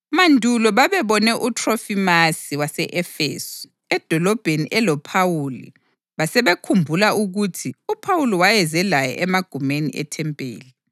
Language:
North Ndebele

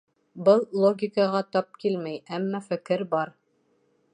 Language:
Bashkir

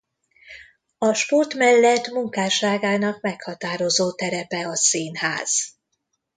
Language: Hungarian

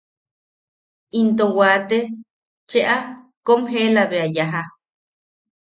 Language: Yaqui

